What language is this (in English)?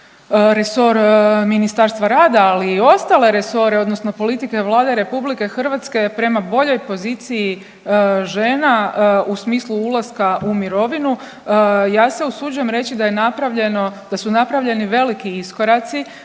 Croatian